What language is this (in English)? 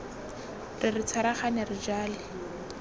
Tswana